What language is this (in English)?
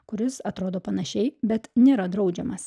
Lithuanian